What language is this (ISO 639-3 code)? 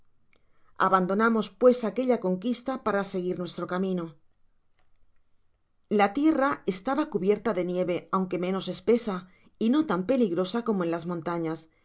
spa